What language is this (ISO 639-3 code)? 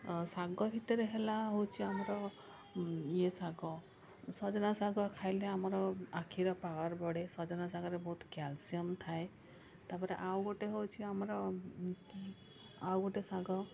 ori